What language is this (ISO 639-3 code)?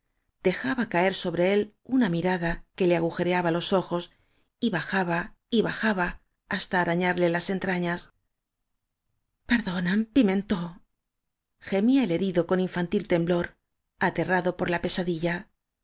spa